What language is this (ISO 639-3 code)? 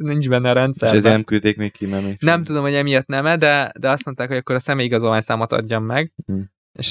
hun